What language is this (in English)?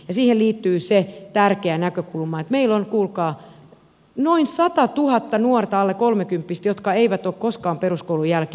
Finnish